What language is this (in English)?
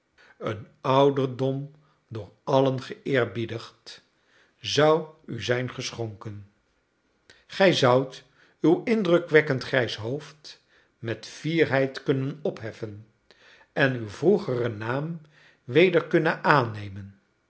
Dutch